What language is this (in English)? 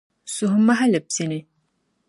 Dagbani